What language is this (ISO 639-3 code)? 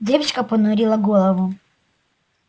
rus